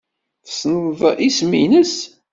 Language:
Kabyle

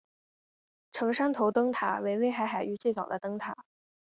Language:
Chinese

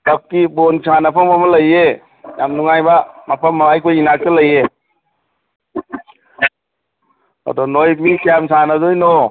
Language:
Manipuri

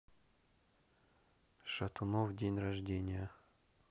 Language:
Russian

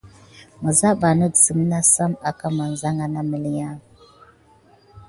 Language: Gidar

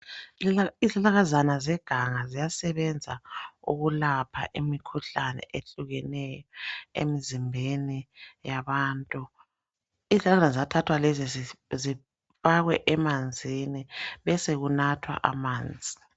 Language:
North Ndebele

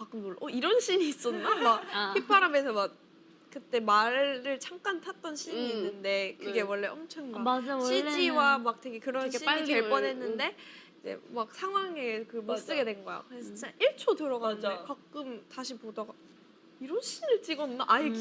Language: Korean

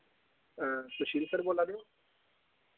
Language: Dogri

